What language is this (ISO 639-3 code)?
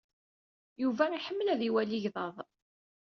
kab